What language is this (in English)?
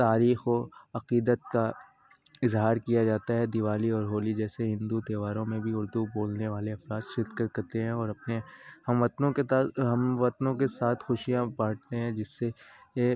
Urdu